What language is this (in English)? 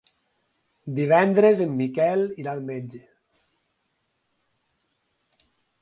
Catalan